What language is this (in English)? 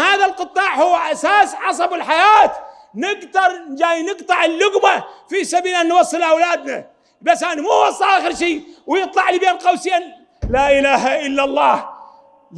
Arabic